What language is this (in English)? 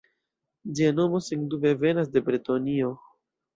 Esperanto